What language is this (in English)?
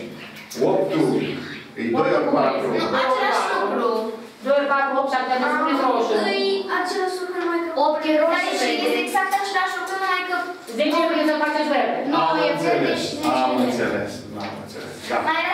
Romanian